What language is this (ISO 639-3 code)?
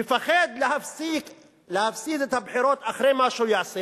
heb